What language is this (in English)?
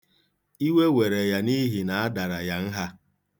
Igbo